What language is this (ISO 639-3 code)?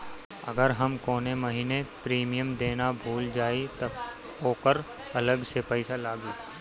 bho